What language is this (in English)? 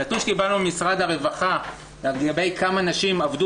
Hebrew